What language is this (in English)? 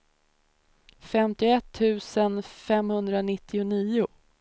Swedish